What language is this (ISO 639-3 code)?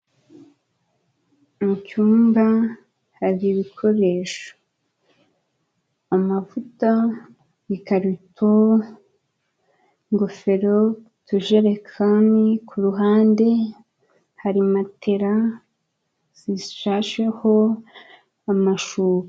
kin